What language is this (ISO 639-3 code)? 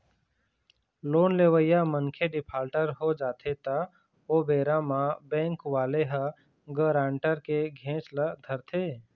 hne